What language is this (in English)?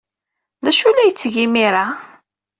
Kabyle